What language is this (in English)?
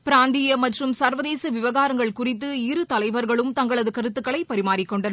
Tamil